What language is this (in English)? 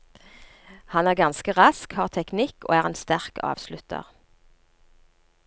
Norwegian